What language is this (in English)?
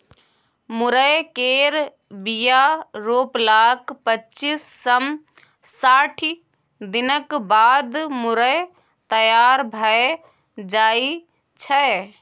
Maithili